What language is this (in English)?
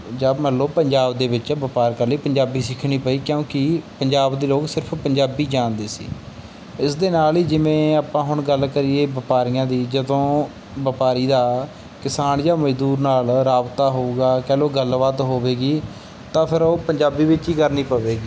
Punjabi